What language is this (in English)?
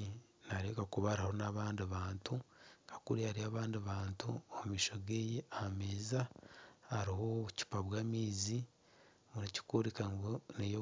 Nyankole